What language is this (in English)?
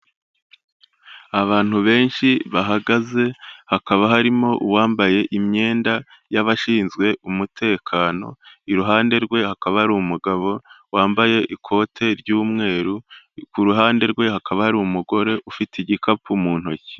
Kinyarwanda